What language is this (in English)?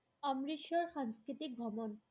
Assamese